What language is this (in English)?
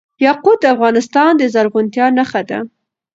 Pashto